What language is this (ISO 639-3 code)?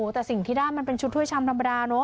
tha